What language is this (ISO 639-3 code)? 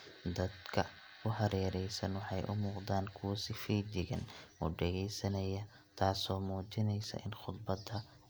som